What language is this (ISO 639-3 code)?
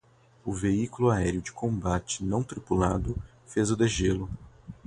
por